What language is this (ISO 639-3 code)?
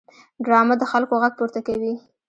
pus